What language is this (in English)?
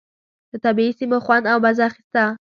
Pashto